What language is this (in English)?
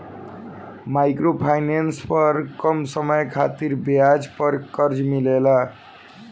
Bhojpuri